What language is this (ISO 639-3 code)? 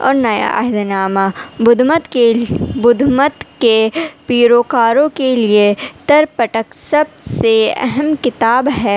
urd